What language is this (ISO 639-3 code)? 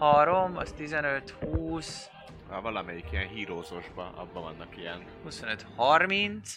hun